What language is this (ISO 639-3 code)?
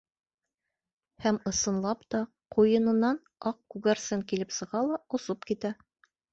bak